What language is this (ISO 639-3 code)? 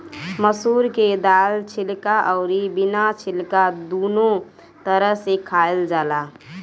bho